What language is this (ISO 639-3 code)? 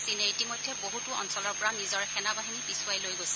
asm